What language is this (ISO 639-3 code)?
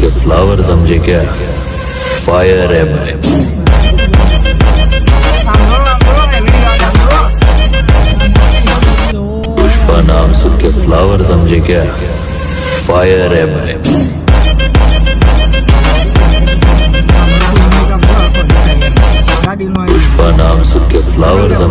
ind